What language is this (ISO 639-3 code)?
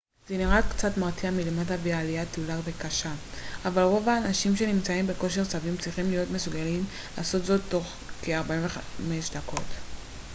heb